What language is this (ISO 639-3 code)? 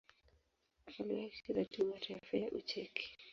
swa